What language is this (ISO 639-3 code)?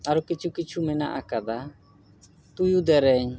sat